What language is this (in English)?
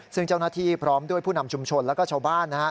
Thai